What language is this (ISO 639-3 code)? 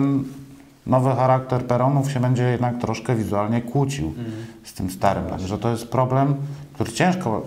pol